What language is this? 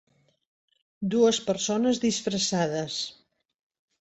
Catalan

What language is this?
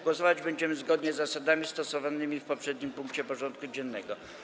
Polish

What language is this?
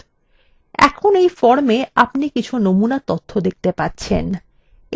Bangla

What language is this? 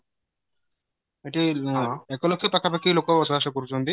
Odia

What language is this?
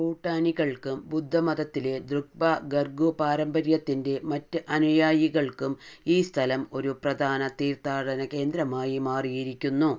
Malayalam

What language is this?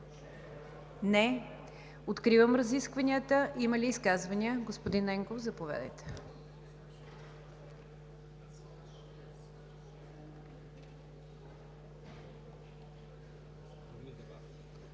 Bulgarian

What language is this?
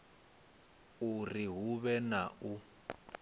Venda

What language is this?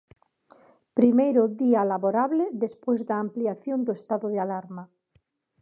Galician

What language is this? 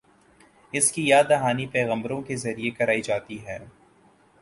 Urdu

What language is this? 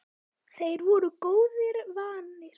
Icelandic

